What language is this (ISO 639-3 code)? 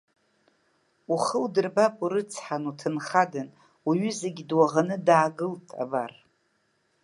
abk